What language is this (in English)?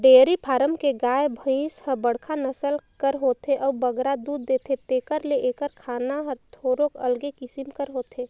Chhattisgarhi